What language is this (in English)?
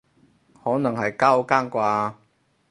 Cantonese